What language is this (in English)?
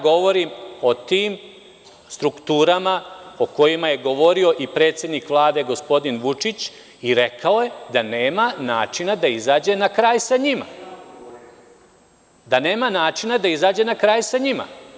Serbian